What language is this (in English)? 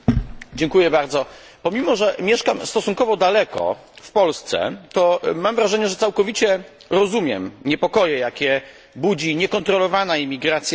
Polish